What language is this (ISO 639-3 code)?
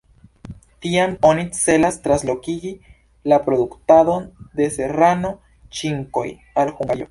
epo